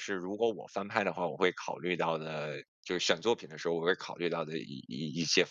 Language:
Chinese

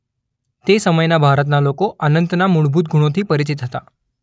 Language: Gujarati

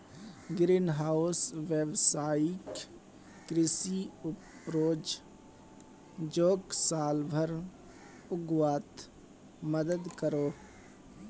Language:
Magahi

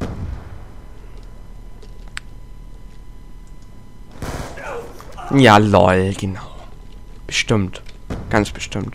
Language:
German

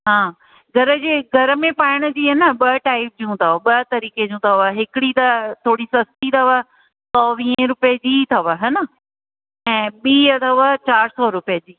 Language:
Sindhi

